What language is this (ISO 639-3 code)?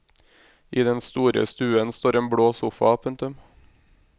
nor